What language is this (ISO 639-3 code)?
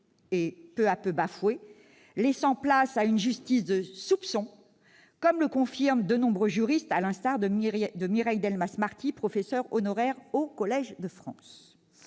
fra